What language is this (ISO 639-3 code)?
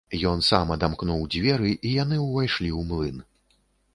bel